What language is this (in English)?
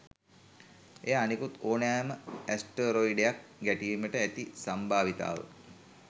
Sinhala